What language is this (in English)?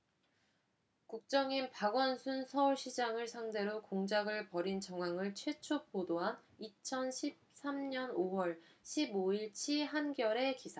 Korean